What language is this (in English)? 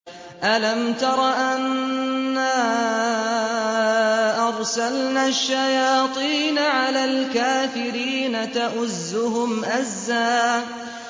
Arabic